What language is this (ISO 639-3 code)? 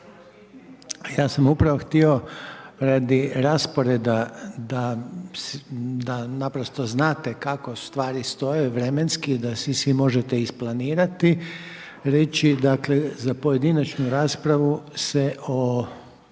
hrv